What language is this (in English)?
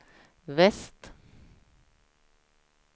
Swedish